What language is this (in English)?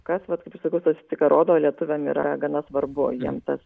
Lithuanian